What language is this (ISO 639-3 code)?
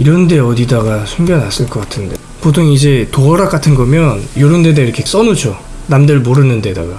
kor